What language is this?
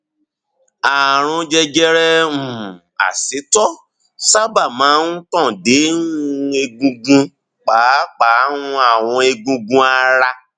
Yoruba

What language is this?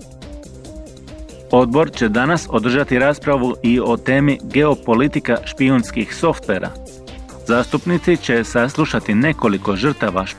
Croatian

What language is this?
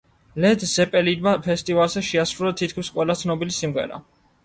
Georgian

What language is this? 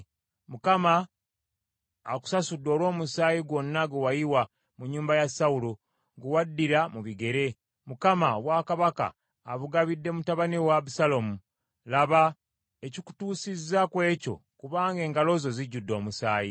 Ganda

